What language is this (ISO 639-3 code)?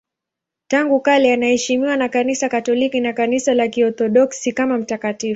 swa